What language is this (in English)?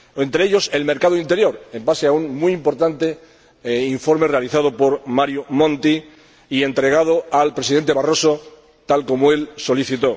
Spanish